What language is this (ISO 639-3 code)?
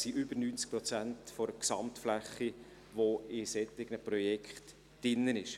gsw